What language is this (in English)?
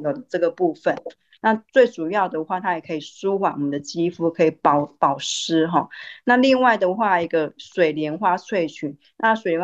Chinese